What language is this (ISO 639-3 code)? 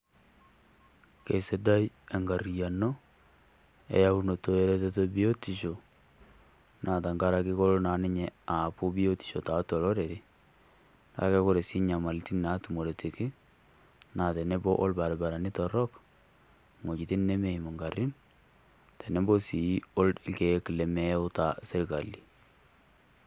mas